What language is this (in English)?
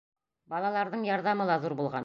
Bashkir